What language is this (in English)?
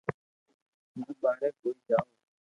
Loarki